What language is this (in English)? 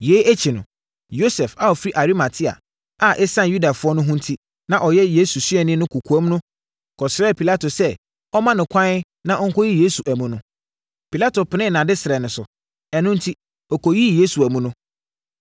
Akan